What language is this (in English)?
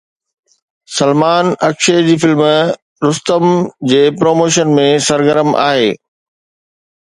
Sindhi